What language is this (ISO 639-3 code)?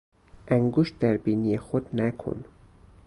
fas